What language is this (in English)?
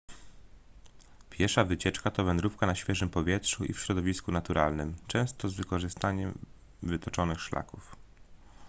Polish